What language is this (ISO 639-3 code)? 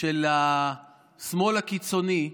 heb